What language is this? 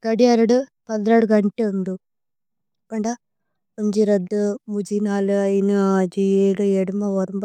Tulu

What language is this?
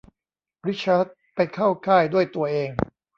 Thai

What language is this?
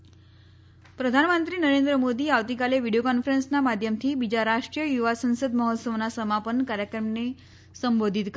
Gujarati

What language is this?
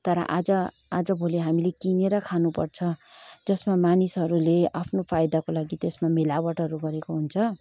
Nepali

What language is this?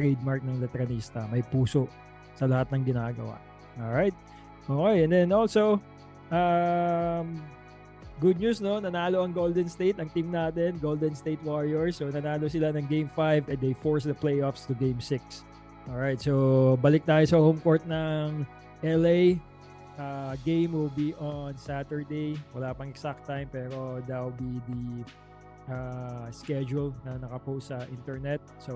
Filipino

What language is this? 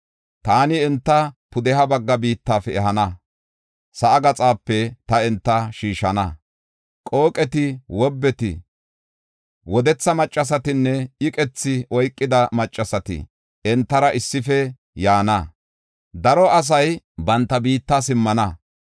Gofa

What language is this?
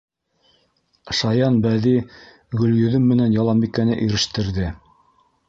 Bashkir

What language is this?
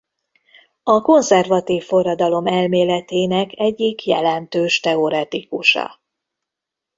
Hungarian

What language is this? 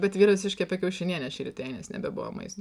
Lithuanian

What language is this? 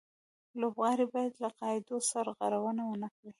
Pashto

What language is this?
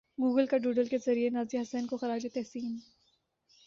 Urdu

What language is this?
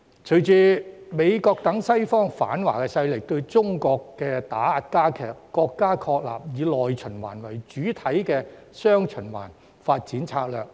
Cantonese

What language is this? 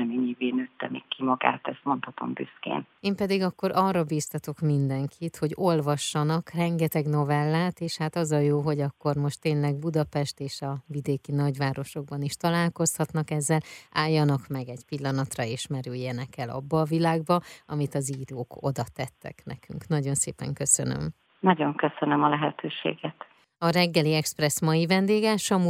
Hungarian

